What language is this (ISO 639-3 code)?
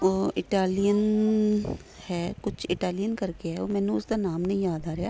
pan